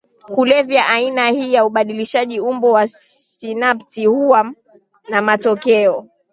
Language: Swahili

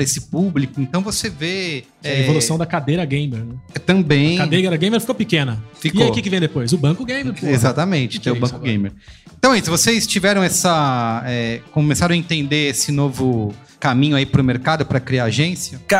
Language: Portuguese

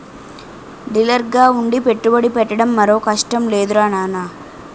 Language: Telugu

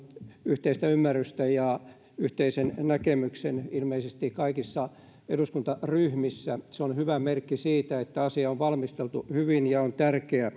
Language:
Finnish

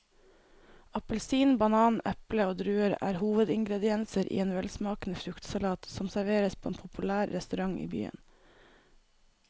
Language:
Norwegian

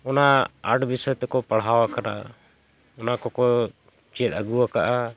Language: Santali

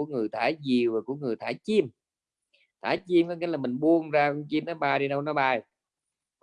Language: Vietnamese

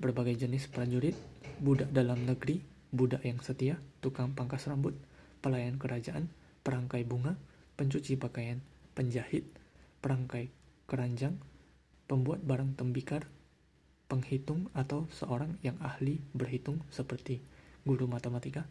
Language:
Indonesian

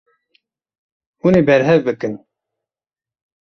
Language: Kurdish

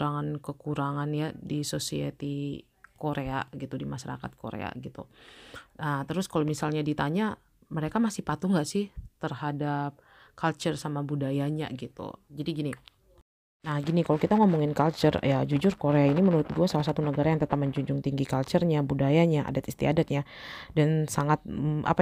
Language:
Indonesian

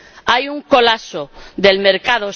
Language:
Spanish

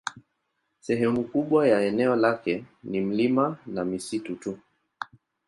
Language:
Swahili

